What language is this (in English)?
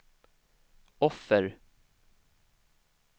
Swedish